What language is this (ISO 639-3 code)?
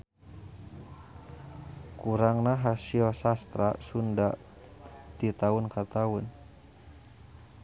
sun